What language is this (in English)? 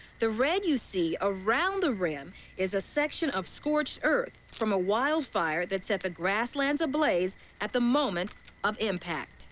English